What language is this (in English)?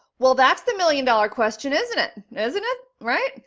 English